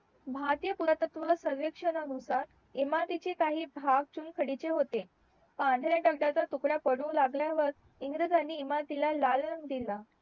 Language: Marathi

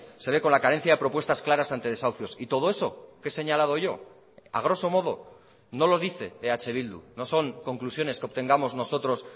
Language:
Spanish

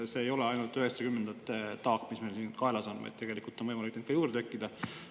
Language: Estonian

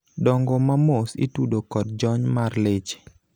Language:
Luo (Kenya and Tanzania)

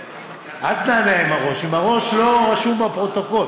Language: Hebrew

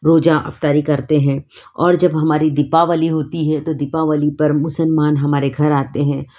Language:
Hindi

